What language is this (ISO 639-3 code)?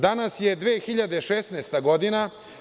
srp